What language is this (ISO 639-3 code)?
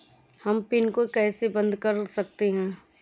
hin